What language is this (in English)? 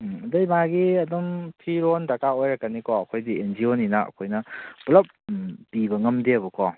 Manipuri